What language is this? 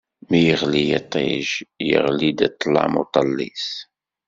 Kabyle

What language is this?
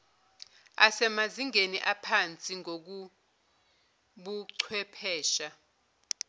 Zulu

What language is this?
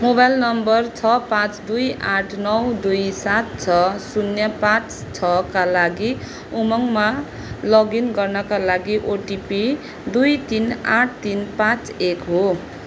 Nepali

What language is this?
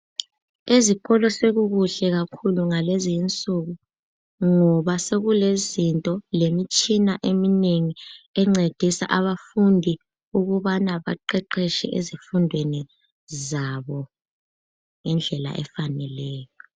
North Ndebele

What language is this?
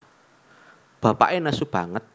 Javanese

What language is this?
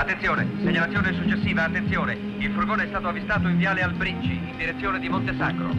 Italian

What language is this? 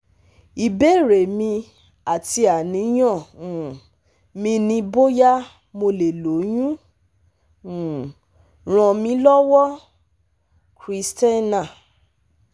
Yoruba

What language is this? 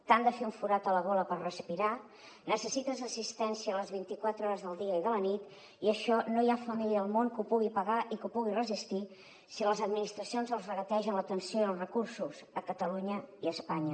Catalan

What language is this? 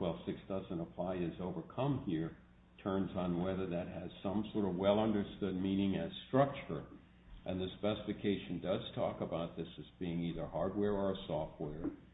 English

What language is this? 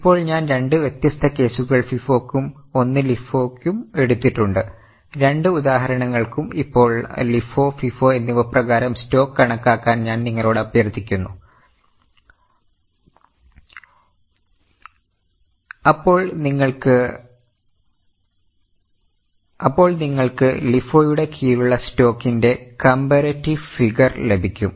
Malayalam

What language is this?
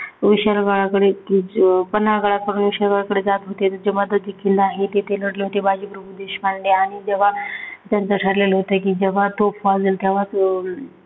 Marathi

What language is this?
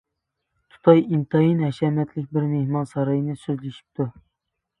Uyghur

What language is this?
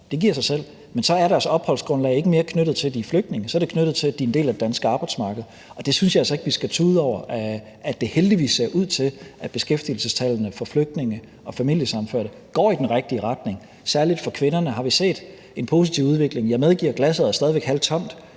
Danish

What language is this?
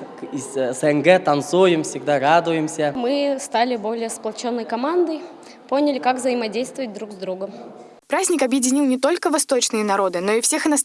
Russian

